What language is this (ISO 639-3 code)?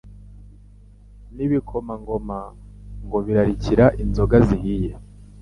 kin